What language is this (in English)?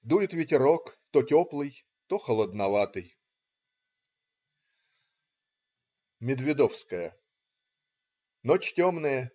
Russian